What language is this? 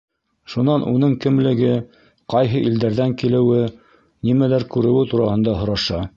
Bashkir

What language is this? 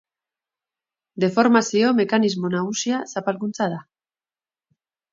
Basque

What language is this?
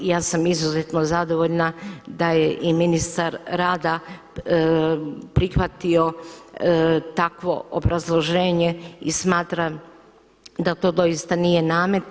Croatian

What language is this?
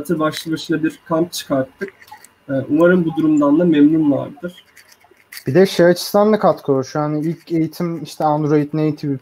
Turkish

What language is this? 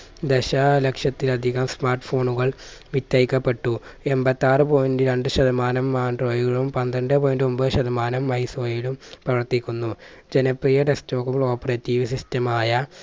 Malayalam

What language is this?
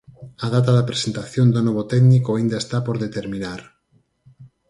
Galician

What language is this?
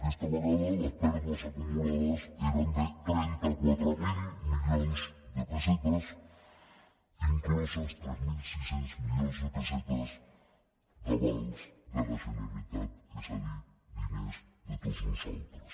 Catalan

